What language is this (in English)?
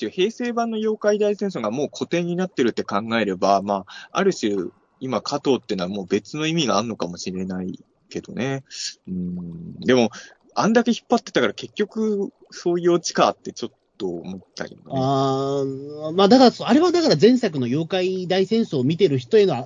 Japanese